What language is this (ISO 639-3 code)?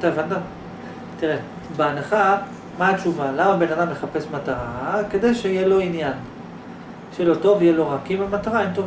heb